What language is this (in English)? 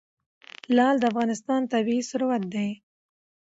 Pashto